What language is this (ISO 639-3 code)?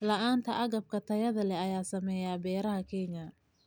som